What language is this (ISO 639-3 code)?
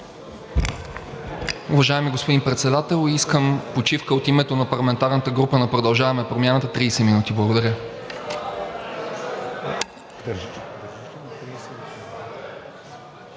bul